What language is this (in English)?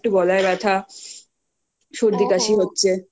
Bangla